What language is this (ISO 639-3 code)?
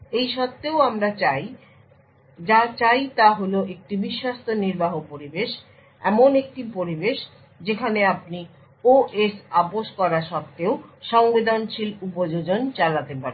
ben